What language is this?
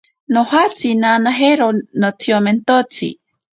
Ashéninka Perené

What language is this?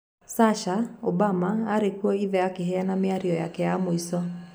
Kikuyu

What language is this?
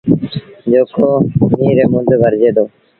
Sindhi Bhil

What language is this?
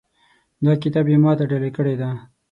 Pashto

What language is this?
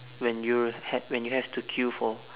English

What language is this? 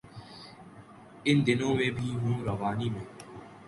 Urdu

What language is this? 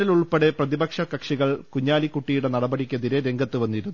Malayalam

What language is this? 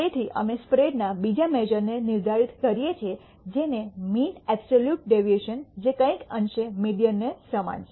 Gujarati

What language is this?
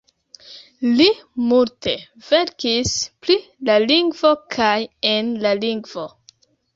Esperanto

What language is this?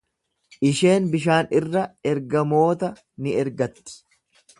Oromo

